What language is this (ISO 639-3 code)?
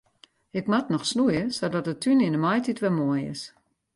fry